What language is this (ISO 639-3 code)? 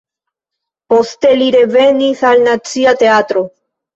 epo